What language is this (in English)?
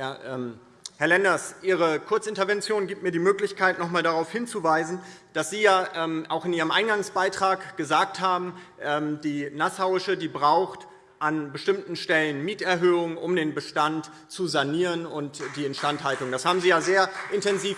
German